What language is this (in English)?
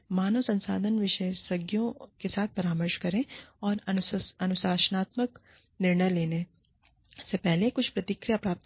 Hindi